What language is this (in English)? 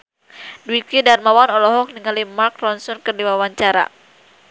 Sundanese